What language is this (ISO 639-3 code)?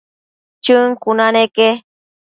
mcf